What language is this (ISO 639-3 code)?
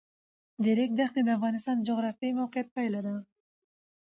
pus